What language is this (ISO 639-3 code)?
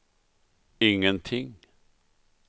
swe